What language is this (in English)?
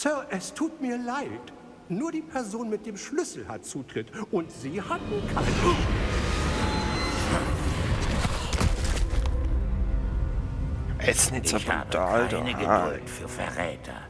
German